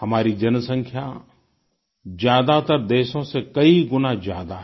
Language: Hindi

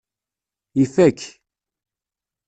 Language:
Kabyle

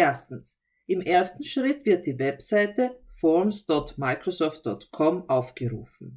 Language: German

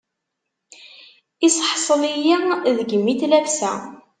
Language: Kabyle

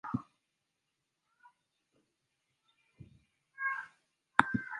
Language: Swahili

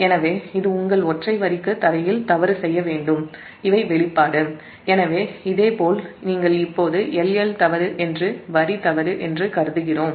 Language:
Tamil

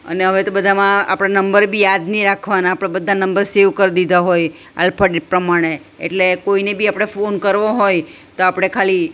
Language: Gujarati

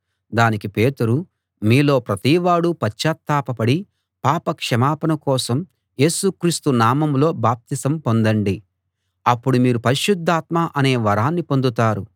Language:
Telugu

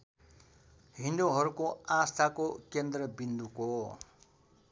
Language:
Nepali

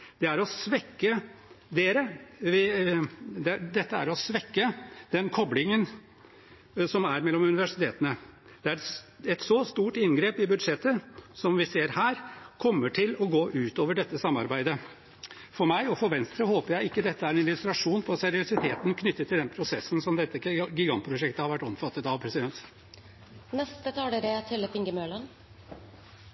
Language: Norwegian Bokmål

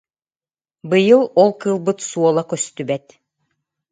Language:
Yakut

